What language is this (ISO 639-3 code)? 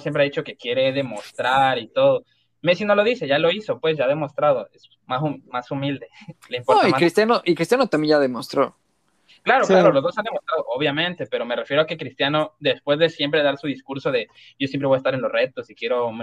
spa